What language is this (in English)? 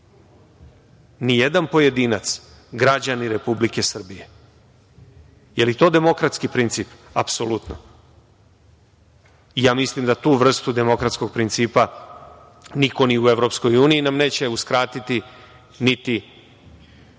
Serbian